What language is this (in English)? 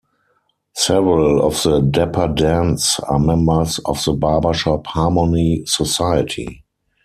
English